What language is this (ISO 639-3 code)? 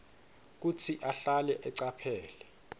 ssw